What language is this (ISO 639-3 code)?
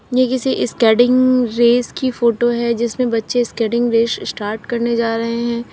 hin